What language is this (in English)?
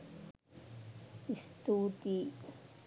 Sinhala